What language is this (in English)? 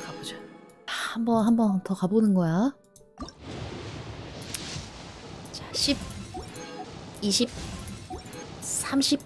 Korean